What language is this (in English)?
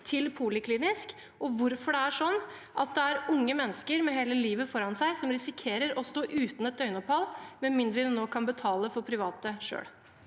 Norwegian